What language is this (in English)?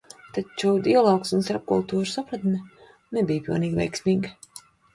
Latvian